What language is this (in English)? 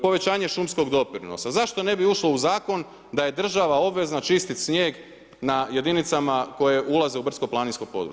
Croatian